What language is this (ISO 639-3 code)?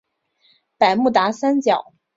zho